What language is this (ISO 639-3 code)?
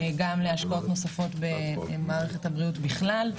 heb